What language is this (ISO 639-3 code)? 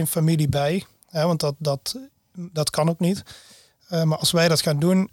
nld